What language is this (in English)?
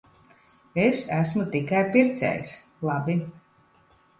Latvian